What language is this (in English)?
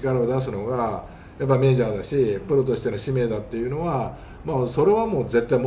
Japanese